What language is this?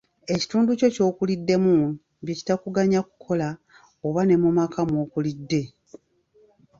Ganda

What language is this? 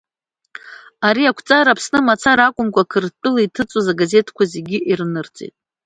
Abkhazian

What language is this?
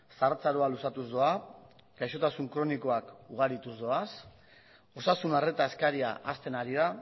Basque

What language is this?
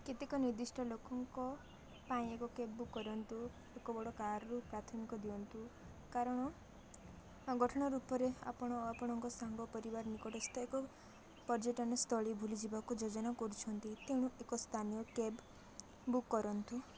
Odia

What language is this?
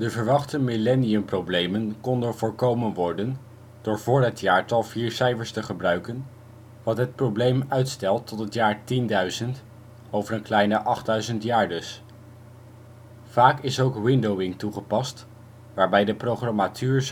Dutch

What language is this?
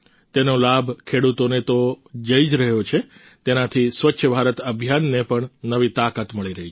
Gujarati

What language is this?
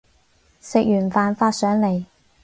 Cantonese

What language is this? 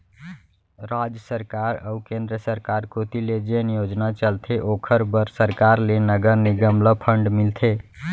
Chhattisgarhi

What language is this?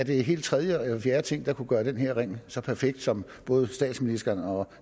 Danish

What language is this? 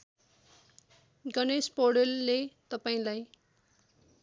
Nepali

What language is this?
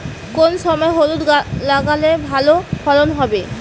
Bangla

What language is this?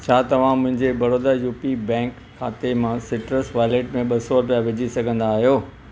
Sindhi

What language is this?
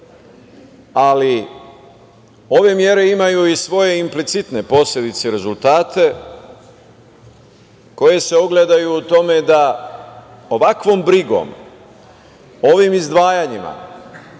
Serbian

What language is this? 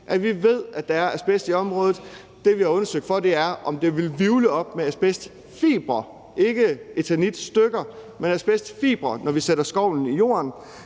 Danish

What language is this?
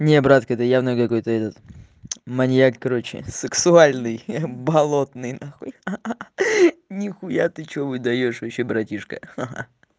Russian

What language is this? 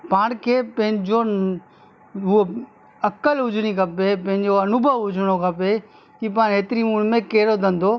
Sindhi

